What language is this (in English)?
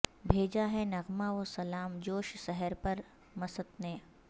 Urdu